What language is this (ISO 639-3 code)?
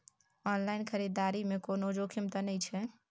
mai